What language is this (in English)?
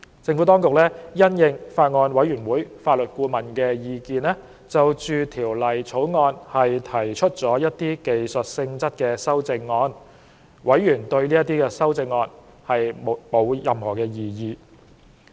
Cantonese